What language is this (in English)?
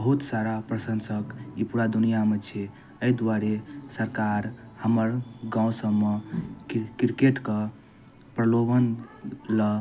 Maithili